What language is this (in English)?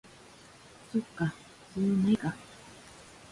Japanese